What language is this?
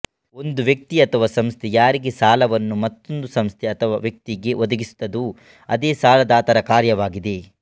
Kannada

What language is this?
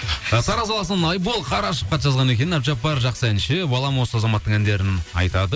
Kazakh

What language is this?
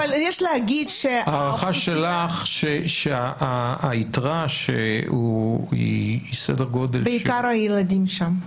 Hebrew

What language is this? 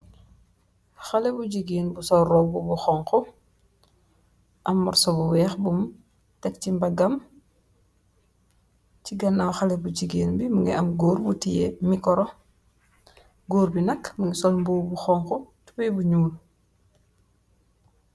Wolof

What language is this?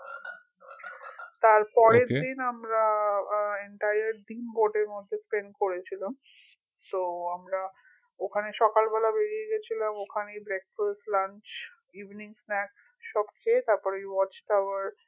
Bangla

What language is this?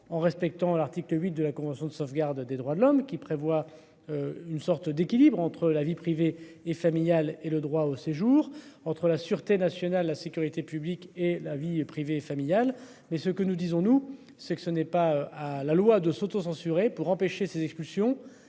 French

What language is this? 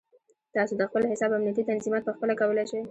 Pashto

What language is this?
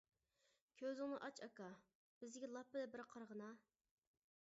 Uyghur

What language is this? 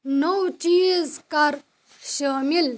Kashmiri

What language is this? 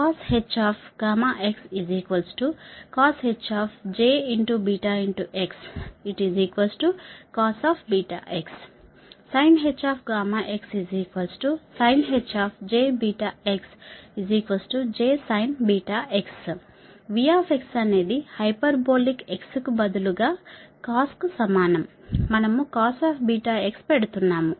Telugu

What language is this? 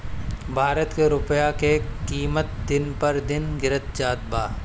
Bhojpuri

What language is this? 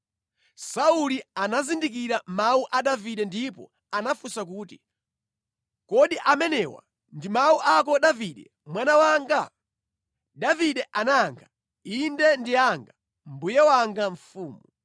Nyanja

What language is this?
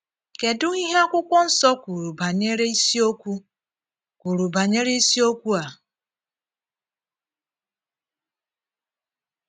Igbo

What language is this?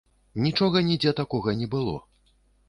Belarusian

